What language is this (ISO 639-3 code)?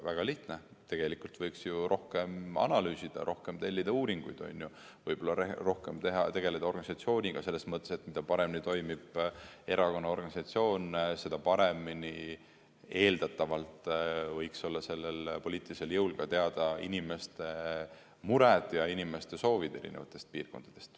est